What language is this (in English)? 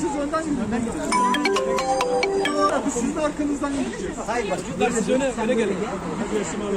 Turkish